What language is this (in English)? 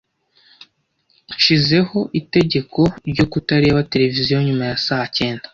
Kinyarwanda